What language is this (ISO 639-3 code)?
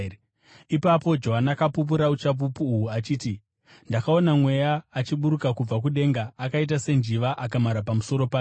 sna